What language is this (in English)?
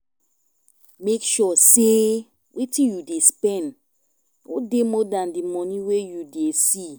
Nigerian Pidgin